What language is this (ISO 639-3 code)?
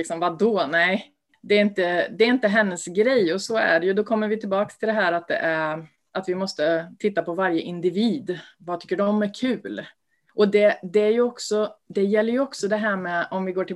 swe